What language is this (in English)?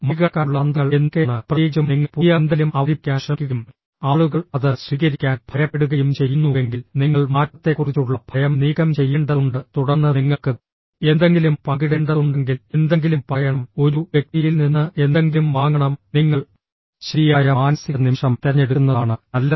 Malayalam